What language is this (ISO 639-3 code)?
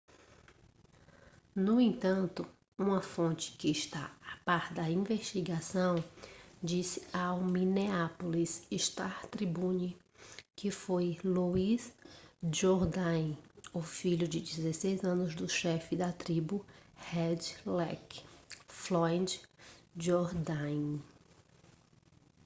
por